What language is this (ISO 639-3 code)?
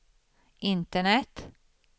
swe